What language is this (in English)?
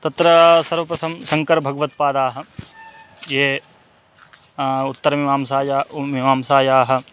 Sanskrit